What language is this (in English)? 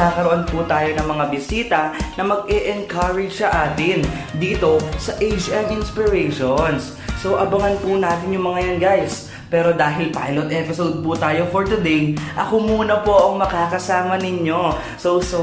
Filipino